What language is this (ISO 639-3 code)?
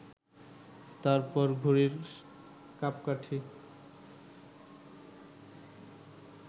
ben